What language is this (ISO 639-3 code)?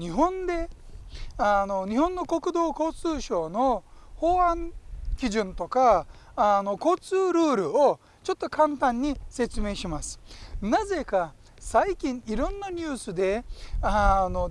jpn